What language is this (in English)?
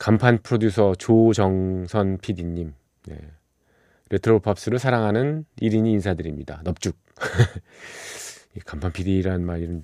Korean